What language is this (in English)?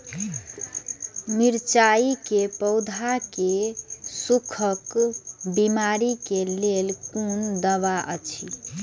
Maithili